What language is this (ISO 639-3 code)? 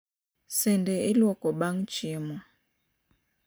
luo